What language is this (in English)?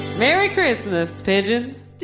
English